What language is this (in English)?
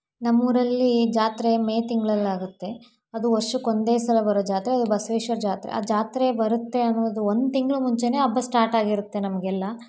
Kannada